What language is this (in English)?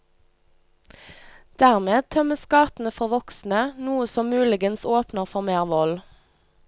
Norwegian